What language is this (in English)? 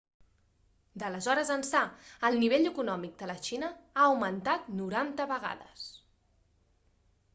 Catalan